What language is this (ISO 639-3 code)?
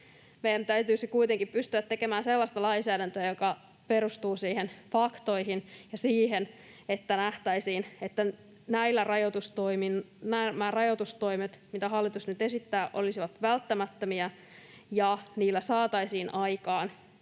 fin